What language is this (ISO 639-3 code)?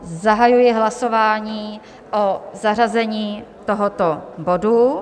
ces